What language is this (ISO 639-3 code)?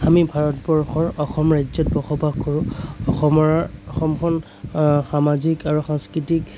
asm